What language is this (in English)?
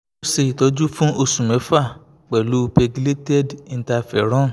Yoruba